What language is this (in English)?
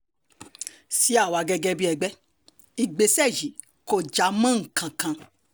Yoruba